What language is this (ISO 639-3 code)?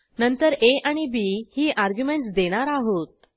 mar